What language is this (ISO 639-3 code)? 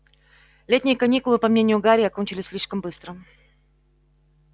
rus